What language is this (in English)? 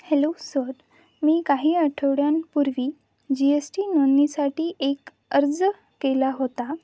Marathi